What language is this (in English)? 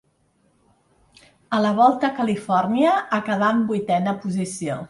Catalan